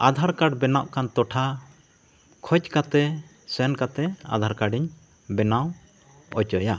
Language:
Santali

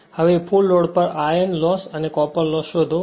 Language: Gujarati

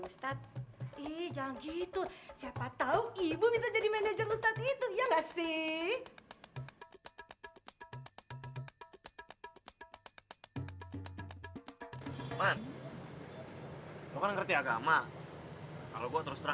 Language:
Indonesian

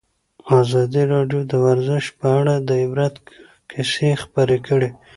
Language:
Pashto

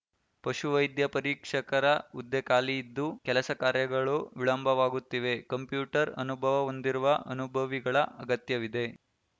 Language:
Kannada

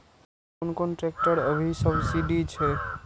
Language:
Maithili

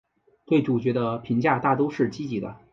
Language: Chinese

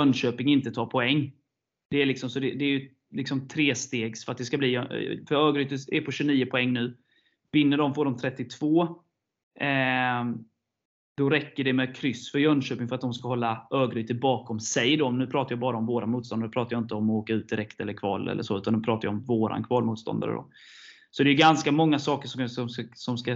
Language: Swedish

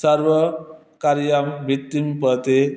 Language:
Sanskrit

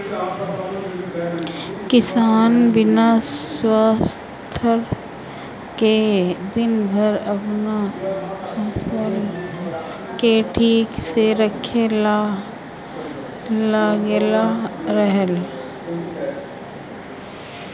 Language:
Bhojpuri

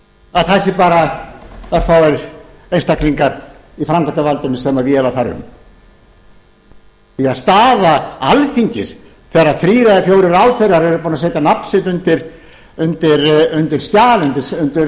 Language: Icelandic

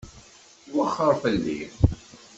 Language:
Kabyle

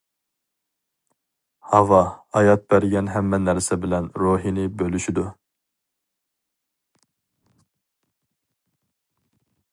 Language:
Uyghur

